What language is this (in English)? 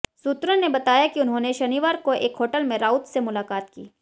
Hindi